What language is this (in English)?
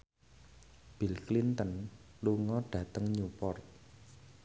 Javanese